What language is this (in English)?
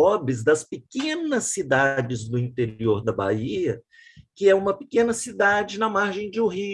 Portuguese